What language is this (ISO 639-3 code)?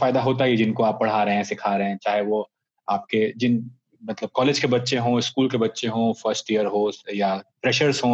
hin